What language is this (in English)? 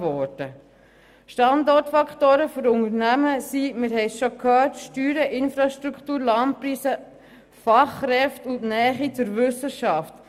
Swiss German